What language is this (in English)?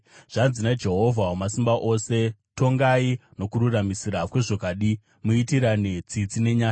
Shona